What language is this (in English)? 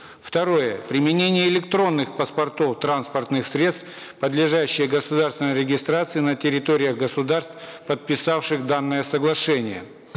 Kazakh